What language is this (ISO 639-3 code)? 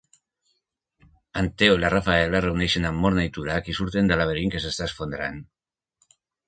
cat